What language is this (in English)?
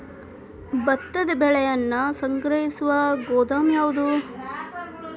Kannada